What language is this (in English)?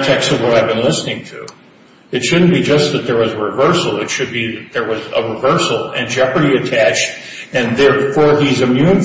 English